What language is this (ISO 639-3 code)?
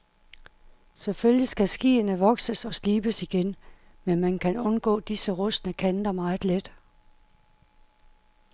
dan